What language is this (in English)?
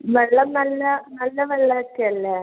Malayalam